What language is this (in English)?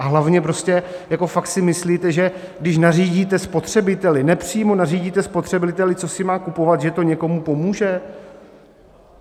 Czech